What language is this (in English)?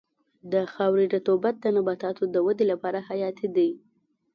Pashto